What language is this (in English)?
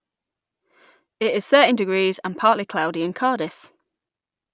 English